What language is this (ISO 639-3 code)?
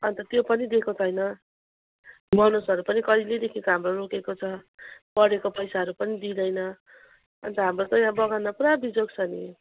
nep